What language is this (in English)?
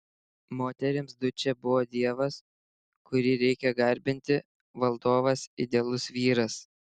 Lithuanian